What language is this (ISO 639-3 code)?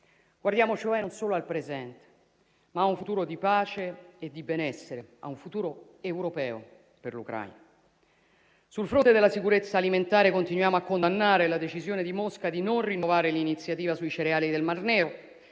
ita